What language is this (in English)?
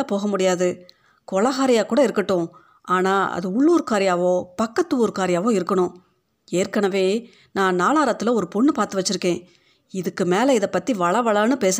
Tamil